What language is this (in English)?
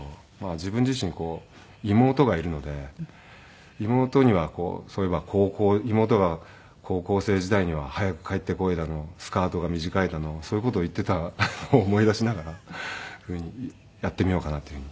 Japanese